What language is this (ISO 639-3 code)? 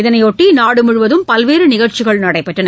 tam